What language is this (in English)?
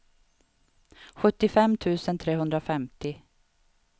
Swedish